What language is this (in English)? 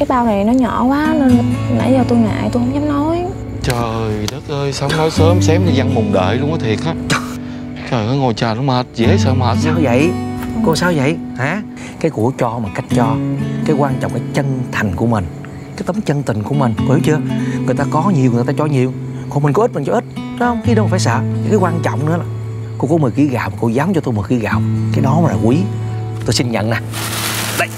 Vietnamese